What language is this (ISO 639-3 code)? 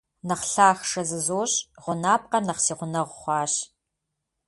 kbd